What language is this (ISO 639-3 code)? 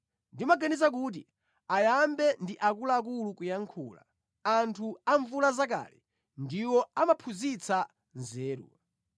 nya